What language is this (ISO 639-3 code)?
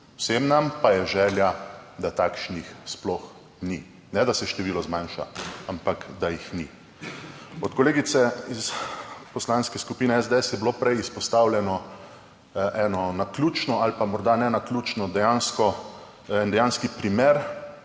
slv